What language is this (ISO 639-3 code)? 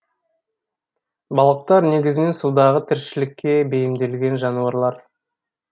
kaz